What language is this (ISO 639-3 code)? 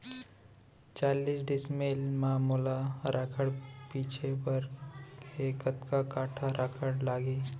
hne